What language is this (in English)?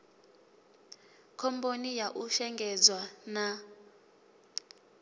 Venda